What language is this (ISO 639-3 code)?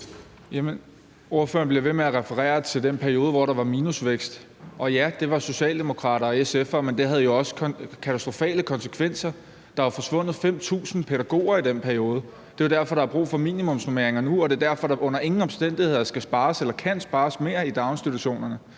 dan